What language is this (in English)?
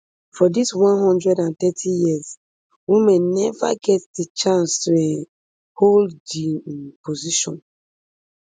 Nigerian Pidgin